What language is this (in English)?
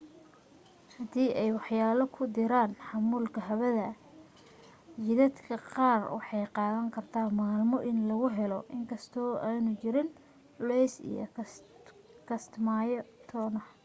Somali